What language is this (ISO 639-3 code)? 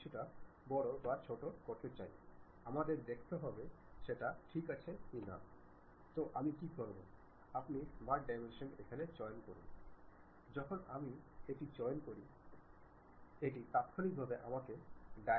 ben